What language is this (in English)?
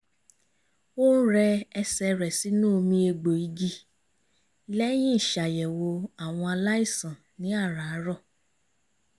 Yoruba